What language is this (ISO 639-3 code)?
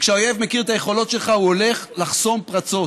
heb